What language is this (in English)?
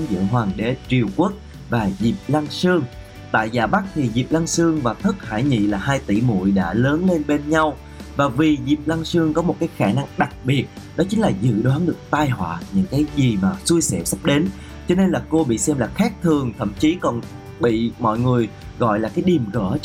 Vietnamese